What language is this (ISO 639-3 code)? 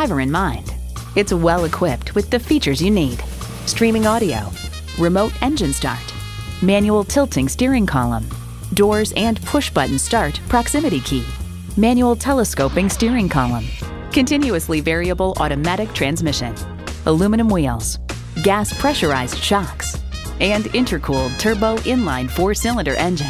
eng